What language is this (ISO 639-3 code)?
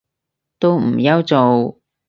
yue